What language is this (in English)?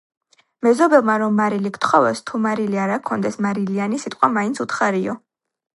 Georgian